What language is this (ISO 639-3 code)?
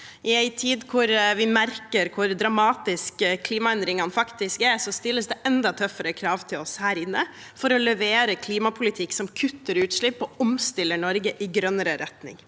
nor